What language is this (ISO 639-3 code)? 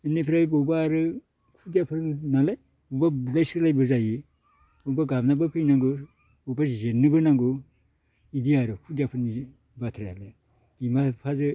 brx